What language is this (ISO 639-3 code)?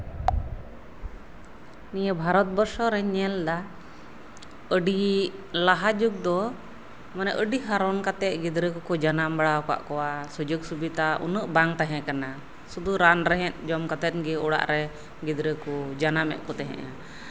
sat